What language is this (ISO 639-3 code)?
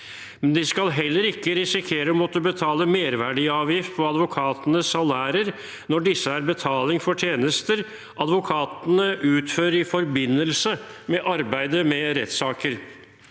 nor